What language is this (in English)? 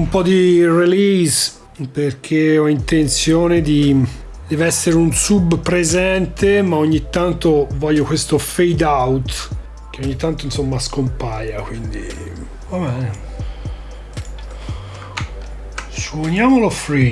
Italian